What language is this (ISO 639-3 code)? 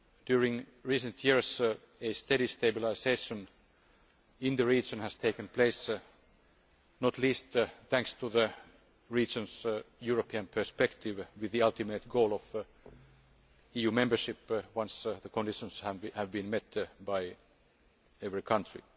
eng